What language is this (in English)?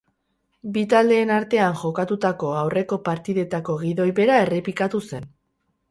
Basque